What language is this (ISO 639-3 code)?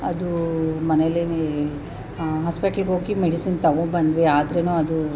kan